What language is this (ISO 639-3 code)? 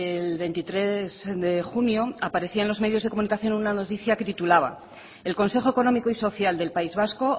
spa